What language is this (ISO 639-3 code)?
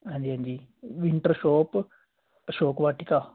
pan